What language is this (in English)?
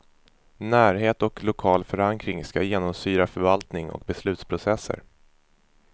Swedish